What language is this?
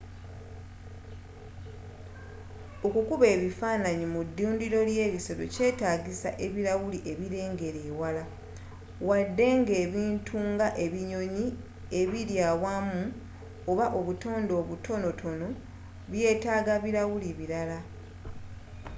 Ganda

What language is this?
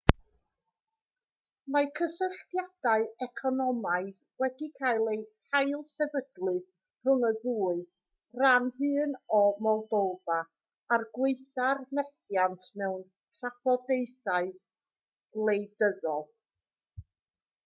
Welsh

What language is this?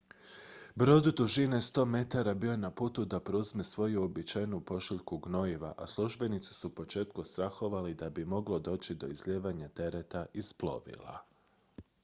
Croatian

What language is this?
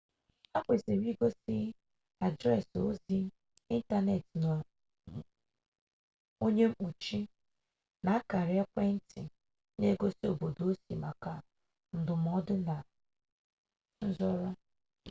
Igbo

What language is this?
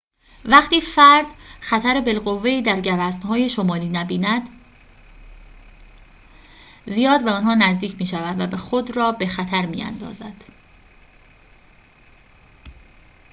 Persian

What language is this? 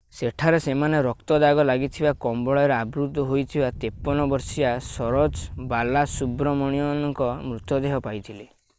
Odia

